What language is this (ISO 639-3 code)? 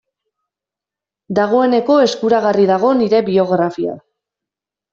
eus